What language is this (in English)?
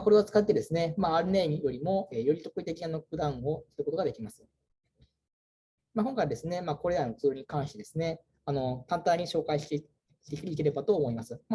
Japanese